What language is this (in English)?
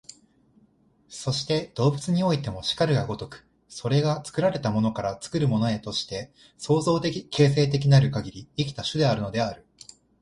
Japanese